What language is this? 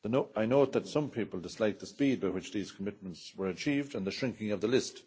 English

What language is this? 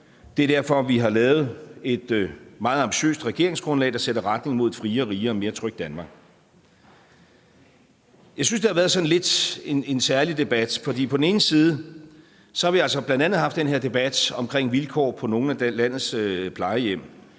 Danish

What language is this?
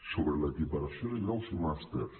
Catalan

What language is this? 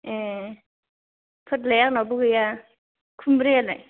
Bodo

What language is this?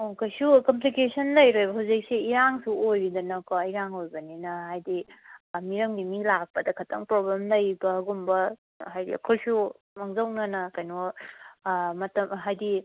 Manipuri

